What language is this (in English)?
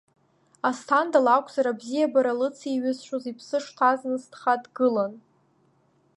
Abkhazian